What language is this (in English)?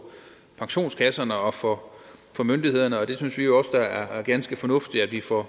Danish